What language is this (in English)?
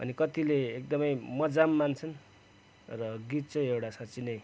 Nepali